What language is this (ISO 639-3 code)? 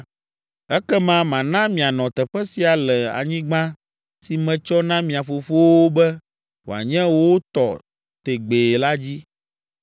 ewe